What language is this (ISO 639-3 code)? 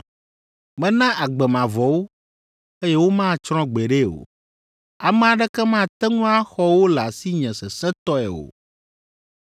ewe